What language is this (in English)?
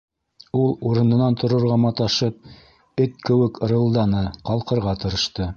Bashkir